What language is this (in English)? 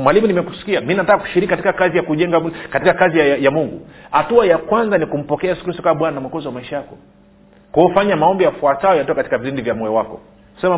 Swahili